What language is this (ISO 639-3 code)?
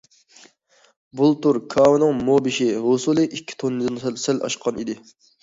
uig